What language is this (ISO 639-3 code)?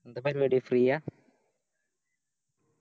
mal